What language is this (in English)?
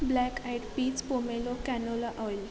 Marathi